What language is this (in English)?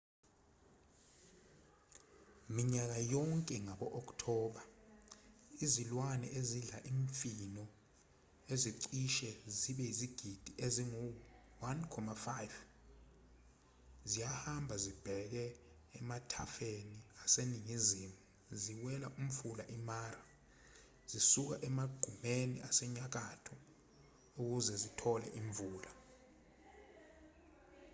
Zulu